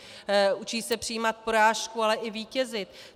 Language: Czech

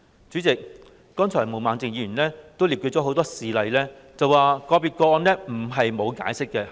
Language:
Cantonese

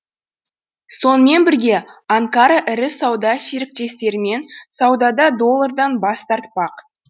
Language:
Kazakh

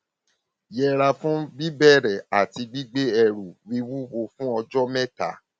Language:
Yoruba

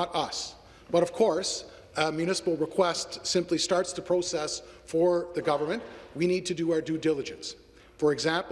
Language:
English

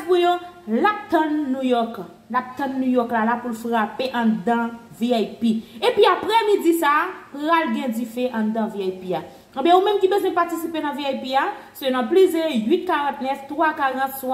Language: French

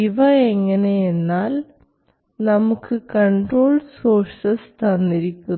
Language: Malayalam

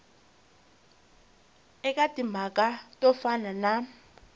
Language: Tsonga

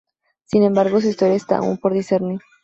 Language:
Spanish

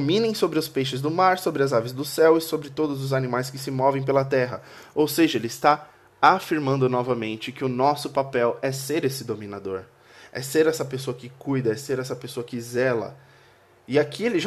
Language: Portuguese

